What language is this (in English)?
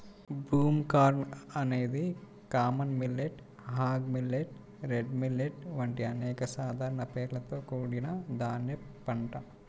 Telugu